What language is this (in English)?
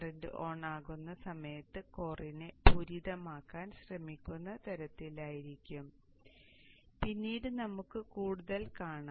Malayalam